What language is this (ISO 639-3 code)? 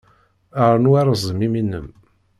kab